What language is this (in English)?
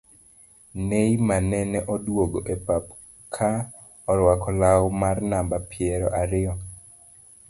Luo (Kenya and Tanzania)